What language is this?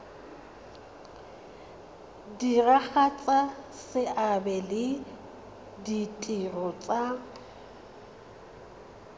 Tswana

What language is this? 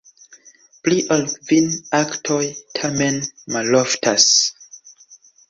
Esperanto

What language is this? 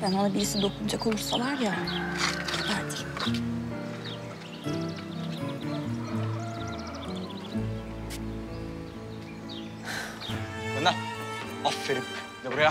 Turkish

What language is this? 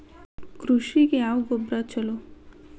Kannada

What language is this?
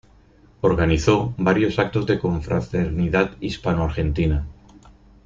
Spanish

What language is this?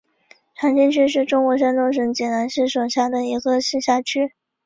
Chinese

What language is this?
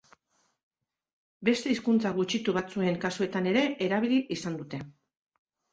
Basque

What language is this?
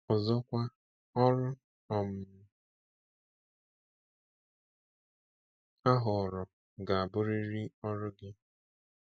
Igbo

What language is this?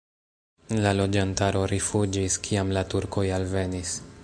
Esperanto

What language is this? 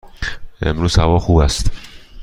Persian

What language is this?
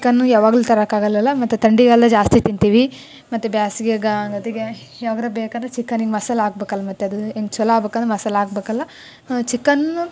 Kannada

